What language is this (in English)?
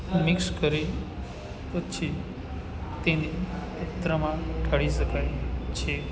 Gujarati